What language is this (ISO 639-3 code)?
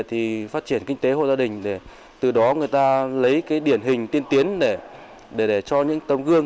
vie